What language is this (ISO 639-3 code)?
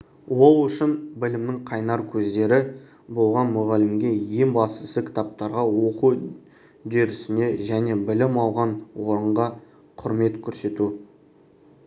kaz